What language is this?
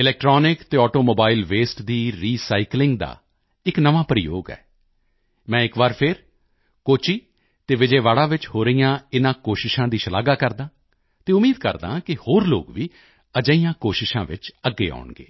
Punjabi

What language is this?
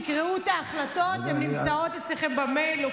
Hebrew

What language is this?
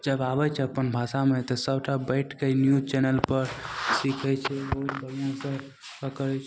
Maithili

